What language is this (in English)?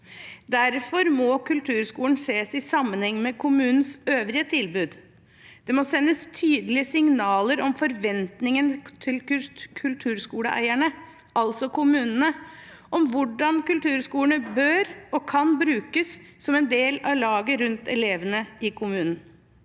Norwegian